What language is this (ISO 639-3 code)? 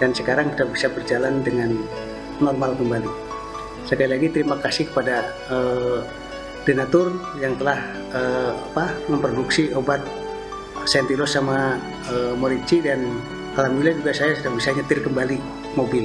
ind